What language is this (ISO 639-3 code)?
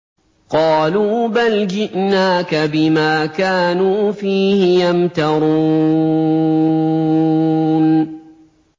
ara